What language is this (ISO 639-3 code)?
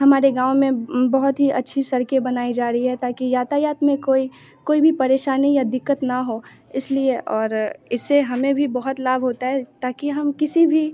hin